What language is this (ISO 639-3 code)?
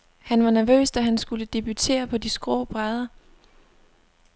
dan